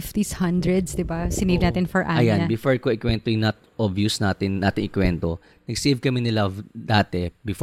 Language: Filipino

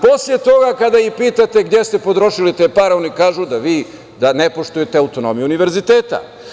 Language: Serbian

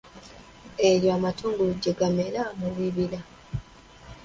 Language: Ganda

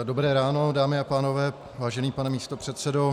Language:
Czech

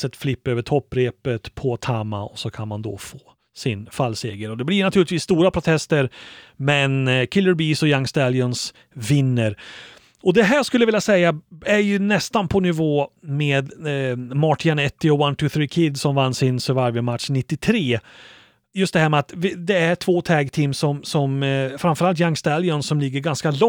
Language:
Swedish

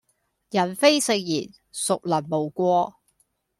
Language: Cantonese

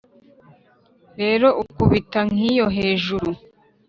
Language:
Kinyarwanda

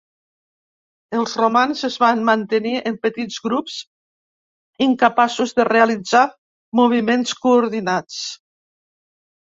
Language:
Catalan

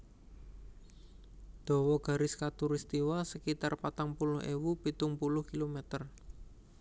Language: Javanese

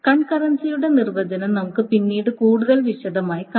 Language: Malayalam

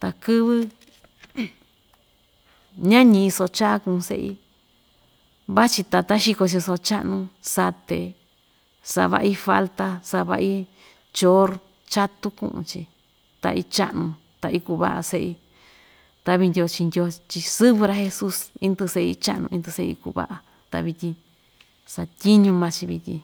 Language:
Ixtayutla Mixtec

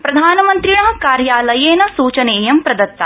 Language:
Sanskrit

